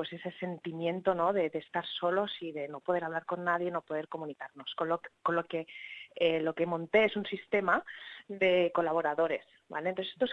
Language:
Spanish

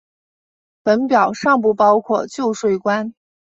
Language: Chinese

